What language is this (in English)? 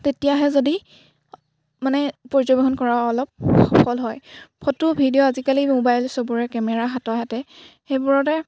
Assamese